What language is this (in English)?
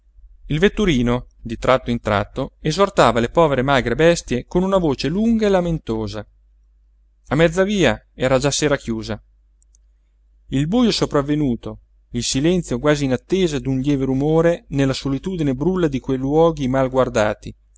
Italian